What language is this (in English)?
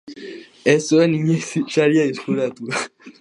Basque